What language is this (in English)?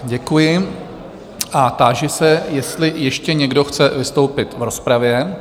Czech